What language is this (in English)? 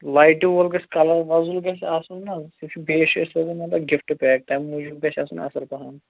Kashmiri